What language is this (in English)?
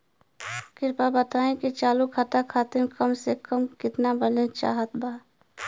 Bhojpuri